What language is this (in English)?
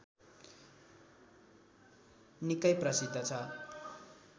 Nepali